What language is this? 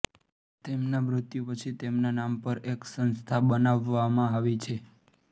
Gujarati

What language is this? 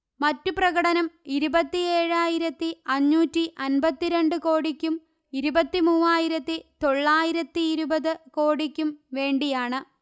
Malayalam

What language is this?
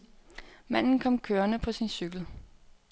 Danish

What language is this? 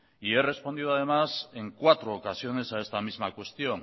Spanish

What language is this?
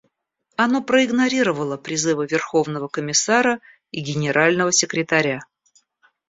Russian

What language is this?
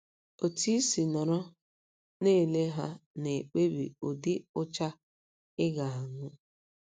Igbo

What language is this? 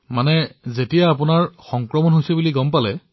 Assamese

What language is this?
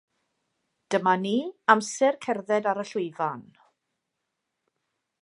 Welsh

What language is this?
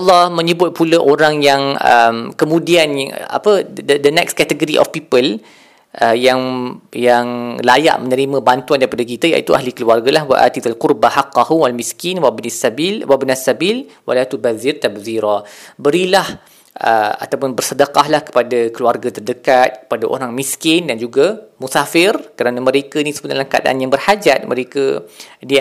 Malay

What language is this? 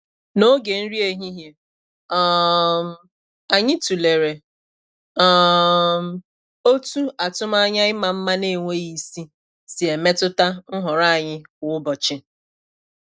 Igbo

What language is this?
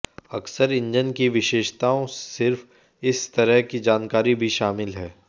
Hindi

